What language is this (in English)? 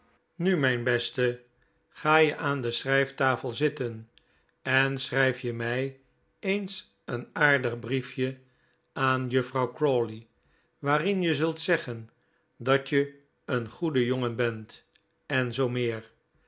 Dutch